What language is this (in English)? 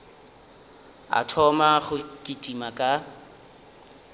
Northern Sotho